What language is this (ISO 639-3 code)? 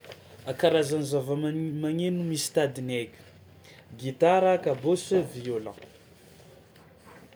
xmw